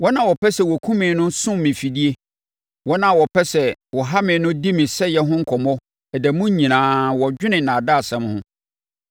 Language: Akan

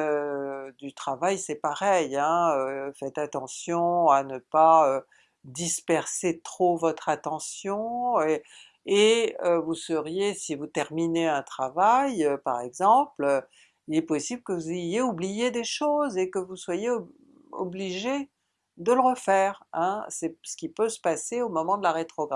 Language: French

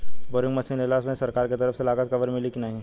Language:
Bhojpuri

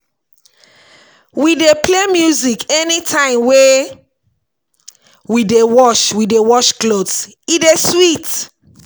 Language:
Nigerian Pidgin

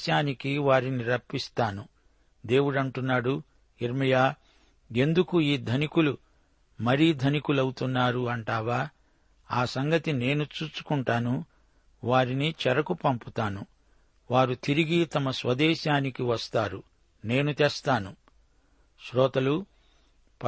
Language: Telugu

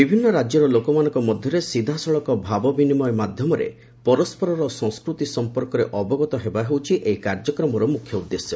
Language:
Odia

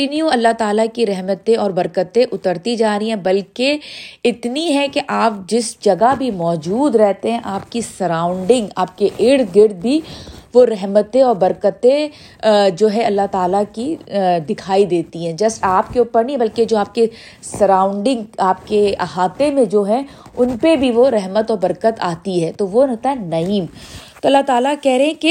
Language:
Urdu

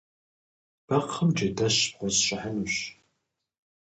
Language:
Kabardian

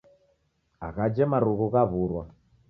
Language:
Taita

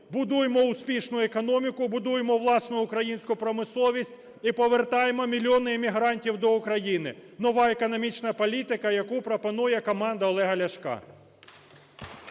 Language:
Ukrainian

